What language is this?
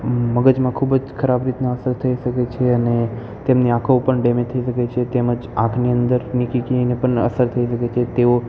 Gujarati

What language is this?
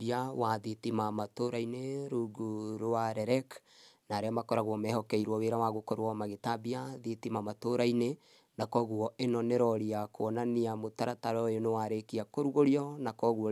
Kikuyu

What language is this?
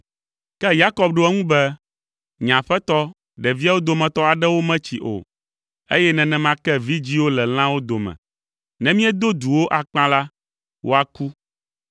Ewe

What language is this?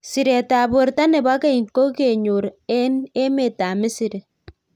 Kalenjin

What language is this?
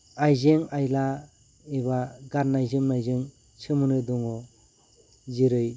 Bodo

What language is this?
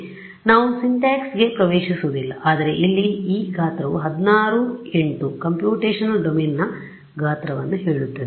Kannada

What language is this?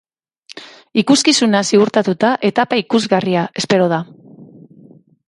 Basque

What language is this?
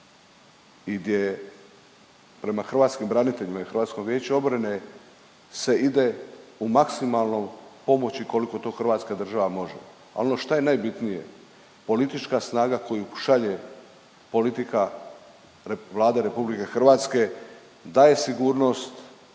Croatian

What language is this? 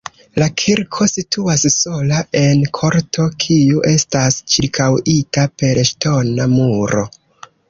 Esperanto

